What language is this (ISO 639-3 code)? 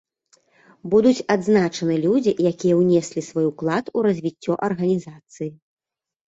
bel